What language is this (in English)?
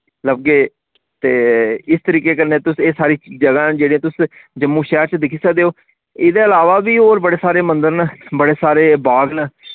Dogri